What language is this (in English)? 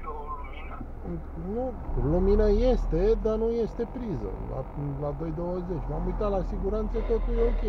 Romanian